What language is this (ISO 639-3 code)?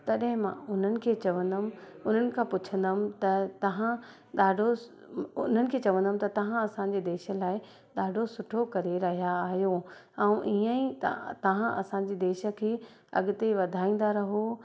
snd